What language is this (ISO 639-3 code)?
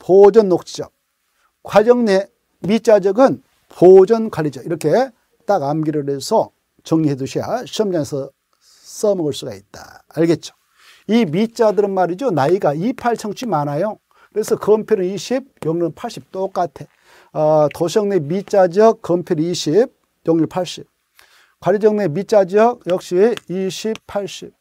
kor